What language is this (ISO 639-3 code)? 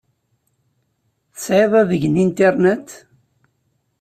kab